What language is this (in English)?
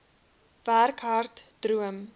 Afrikaans